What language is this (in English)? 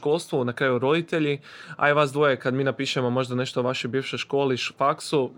Croatian